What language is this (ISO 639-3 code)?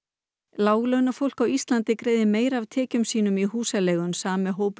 isl